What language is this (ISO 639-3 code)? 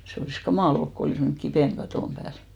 fin